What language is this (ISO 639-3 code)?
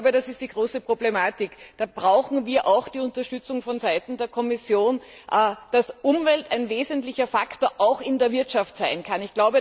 deu